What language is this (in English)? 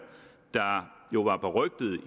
Danish